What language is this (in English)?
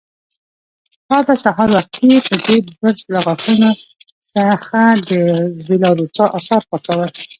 Pashto